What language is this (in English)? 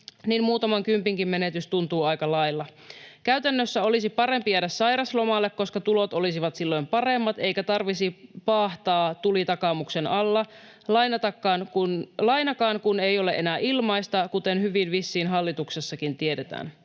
Finnish